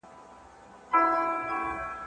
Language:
Pashto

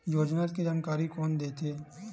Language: Chhattisgarhi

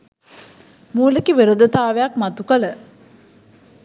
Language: Sinhala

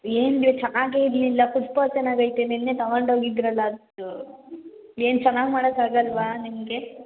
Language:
Kannada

